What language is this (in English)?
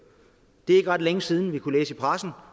Danish